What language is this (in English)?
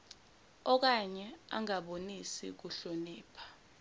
Zulu